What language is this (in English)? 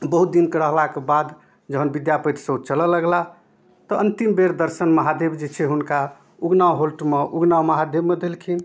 Maithili